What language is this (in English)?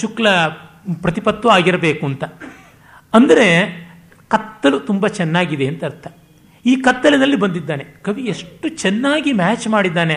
Kannada